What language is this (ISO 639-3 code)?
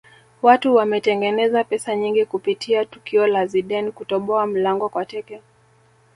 swa